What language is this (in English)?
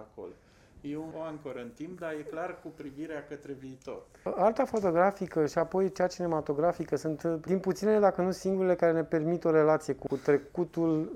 Romanian